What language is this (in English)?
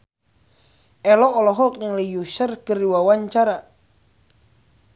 Sundanese